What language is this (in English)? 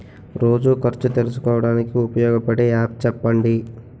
Telugu